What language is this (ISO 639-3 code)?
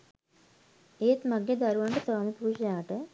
sin